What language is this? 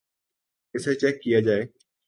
Urdu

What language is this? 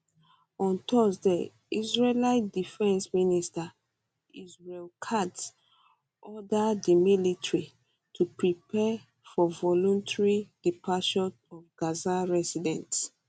Nigerian Pidgin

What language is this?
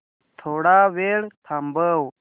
Marathi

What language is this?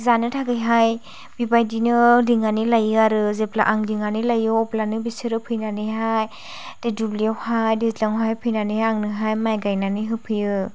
Bodo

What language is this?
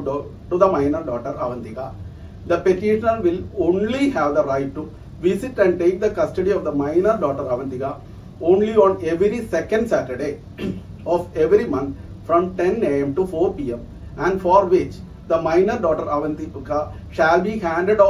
Malayalam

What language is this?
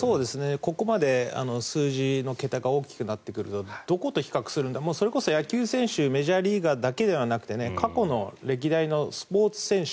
Japanese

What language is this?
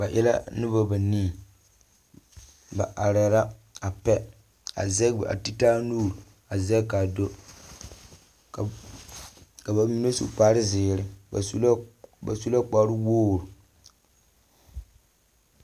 Southern Dagaare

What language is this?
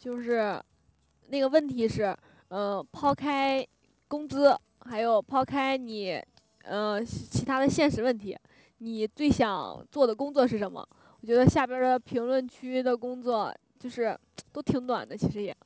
Chinese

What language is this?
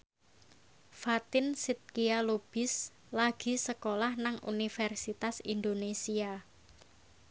Javanese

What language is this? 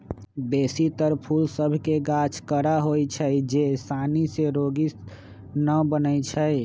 Magahi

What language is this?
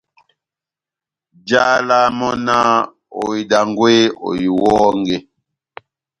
Batanga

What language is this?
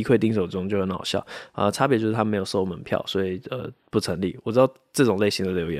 Chinese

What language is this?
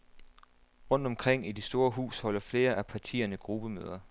Danish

